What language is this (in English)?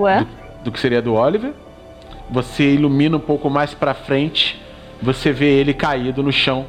Portuguese